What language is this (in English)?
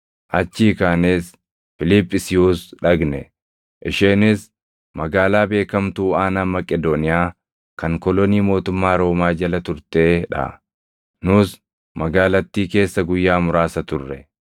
Oromo